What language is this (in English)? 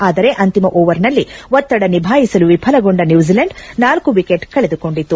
Kannada